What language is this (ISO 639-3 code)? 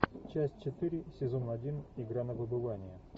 rus